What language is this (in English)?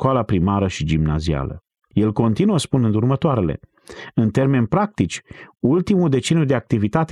Romanian